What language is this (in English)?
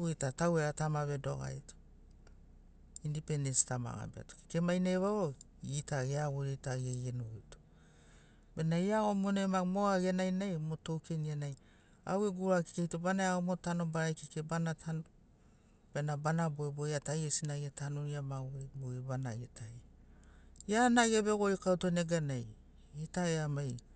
Sinaugoro